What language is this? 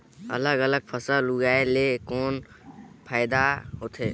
Chhattisgarhi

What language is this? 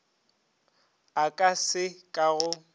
Northern Sotho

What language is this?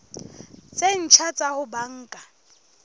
Southern Sotho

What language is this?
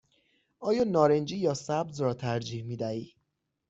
Persian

